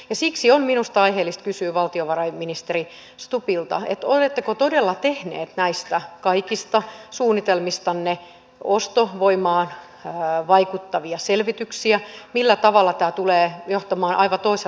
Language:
Finnish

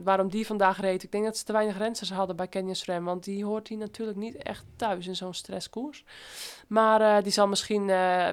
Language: Dutch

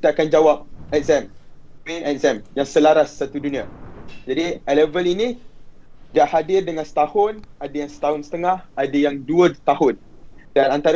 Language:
Malay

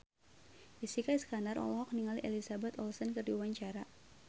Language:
Sundanese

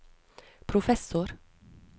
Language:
Norwegian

